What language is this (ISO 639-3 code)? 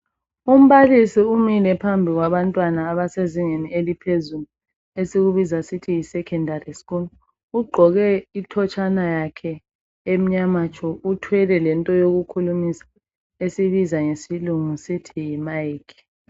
nde